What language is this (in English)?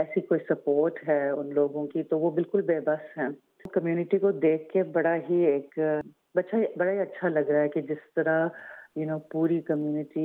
Urdu